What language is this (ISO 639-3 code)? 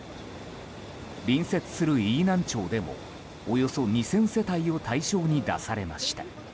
jpn